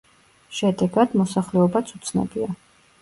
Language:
Georgian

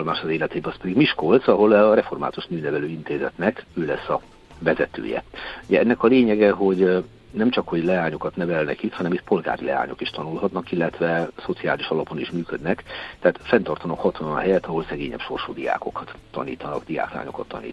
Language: Hungarian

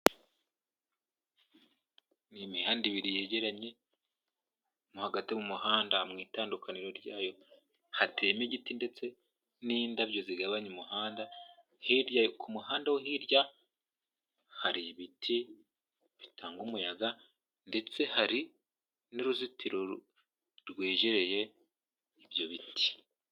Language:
Kinyarwanda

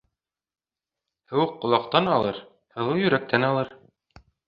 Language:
Bashkir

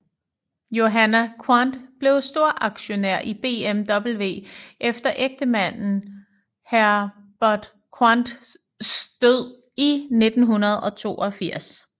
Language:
Danish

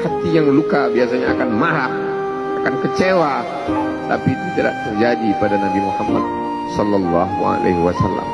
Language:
Indonesian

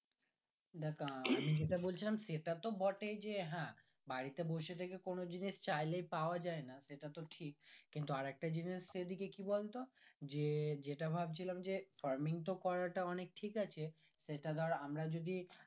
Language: Bangla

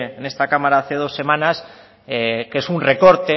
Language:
Spanish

